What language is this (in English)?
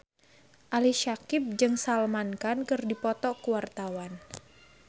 Sundanese